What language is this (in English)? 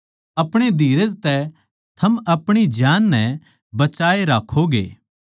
Haryanvi